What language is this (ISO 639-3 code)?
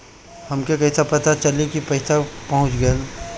bho